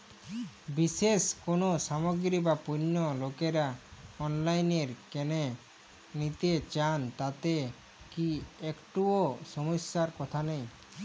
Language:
Bangla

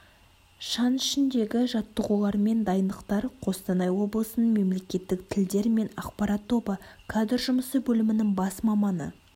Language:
Kazakh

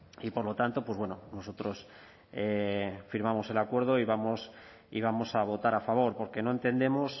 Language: Spanish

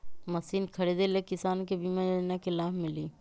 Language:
Magahi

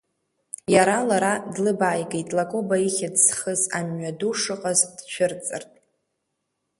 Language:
Abkhazian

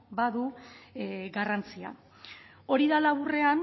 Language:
Basque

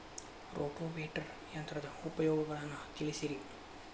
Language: Kannada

